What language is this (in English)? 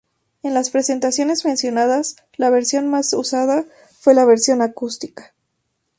Spanish